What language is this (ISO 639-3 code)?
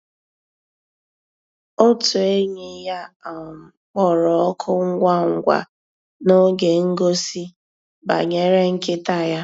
ibo